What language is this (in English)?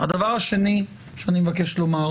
Hebrew